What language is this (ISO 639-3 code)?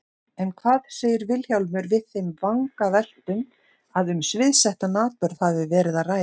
isl